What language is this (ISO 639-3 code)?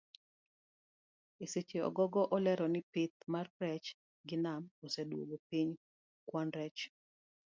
luo